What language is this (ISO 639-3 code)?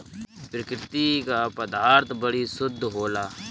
bho